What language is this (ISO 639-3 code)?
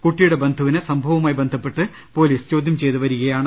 mal